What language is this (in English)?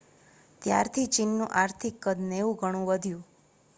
Gujarati